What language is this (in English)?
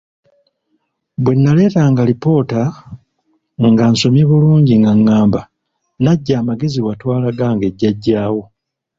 Ganda